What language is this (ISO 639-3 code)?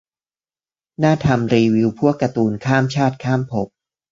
tha